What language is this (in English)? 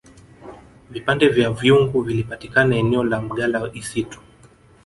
Swahili